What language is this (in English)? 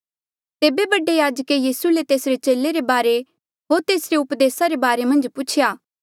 Mandeali